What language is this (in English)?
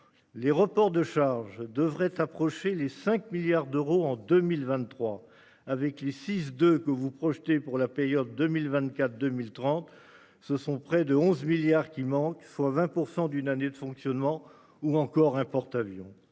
French